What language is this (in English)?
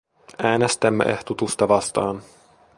Finnish